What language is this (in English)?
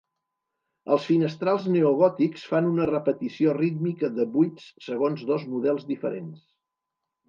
Catalan